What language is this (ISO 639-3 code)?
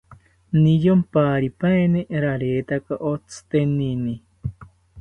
cpy